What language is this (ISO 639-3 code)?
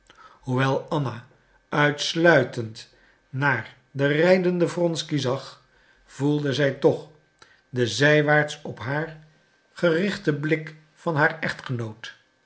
nld